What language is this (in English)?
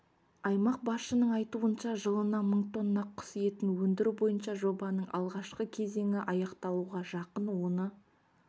Kazakh